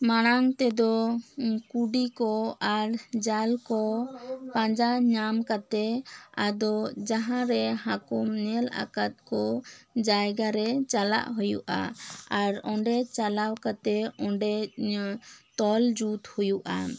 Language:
Santali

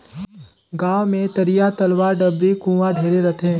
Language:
Chhattisgarhi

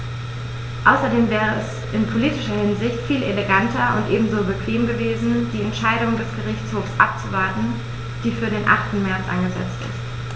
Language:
German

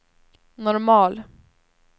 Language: Swedish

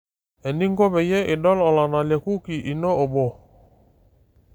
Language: Masai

